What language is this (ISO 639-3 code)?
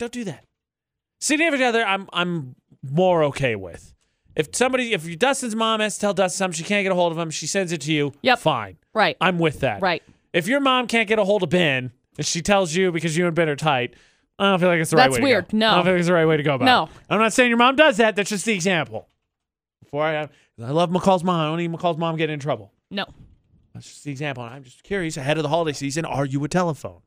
eng